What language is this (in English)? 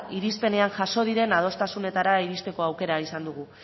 Basque